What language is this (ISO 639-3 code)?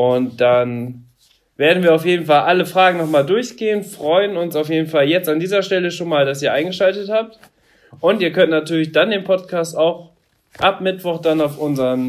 deu